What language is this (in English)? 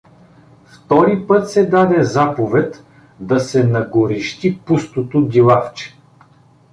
Bulgarian